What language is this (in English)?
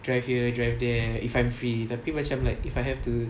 English